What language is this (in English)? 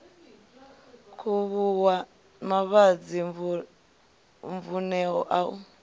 Venda